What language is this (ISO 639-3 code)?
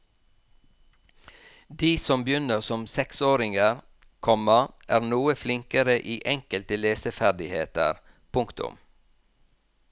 nor